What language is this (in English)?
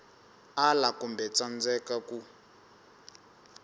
Tsonga